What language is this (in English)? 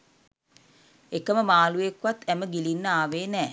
Sinhala